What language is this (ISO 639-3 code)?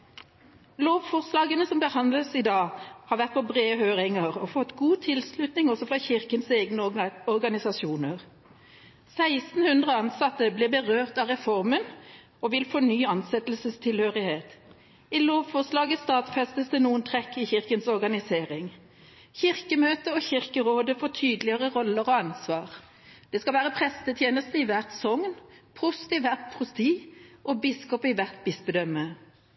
nob